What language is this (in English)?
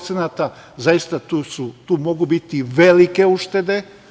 Serbian